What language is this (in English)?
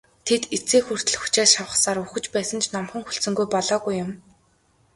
Mongolian